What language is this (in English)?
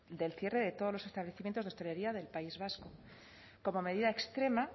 Spanish